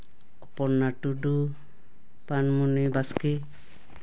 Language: Santali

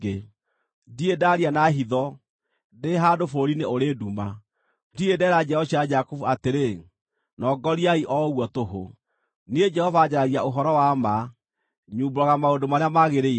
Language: Kikuyu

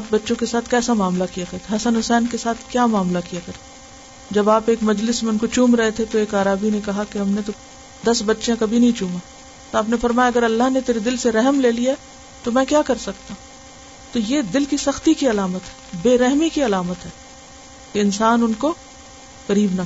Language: Urdu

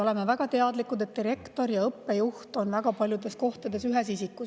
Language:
Estonian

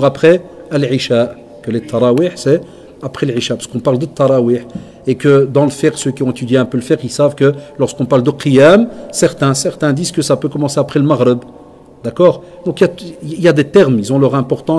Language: French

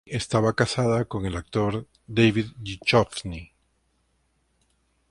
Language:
Spanish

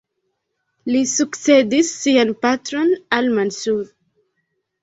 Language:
Esperanto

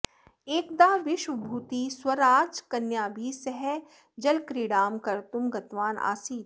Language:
Sanskrit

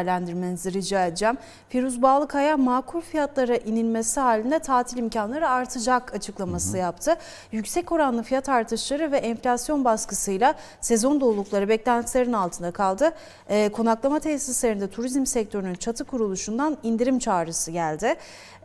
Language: Turkish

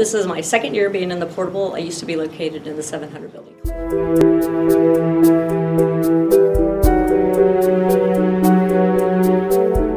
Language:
English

